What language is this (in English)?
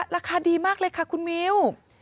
Thai